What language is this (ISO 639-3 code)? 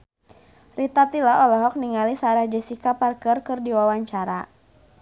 sun